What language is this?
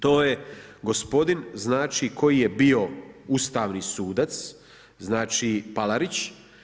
Croatian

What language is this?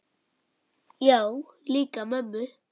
Icelandic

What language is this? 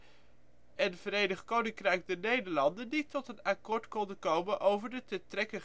Dutch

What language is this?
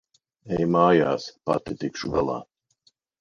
Latvian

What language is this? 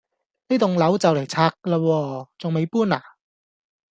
Cantonese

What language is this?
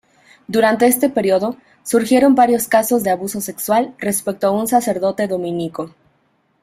Spanish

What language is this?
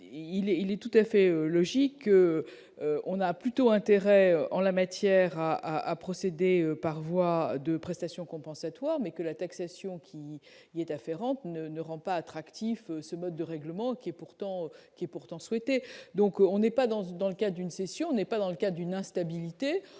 French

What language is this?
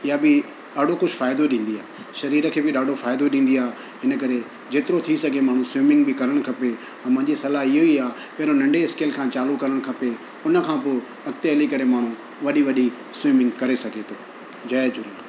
Sindhi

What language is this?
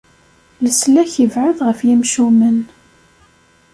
Kabyle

